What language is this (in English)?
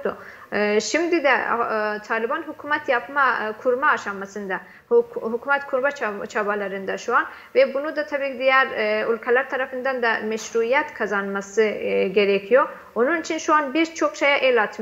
Turkish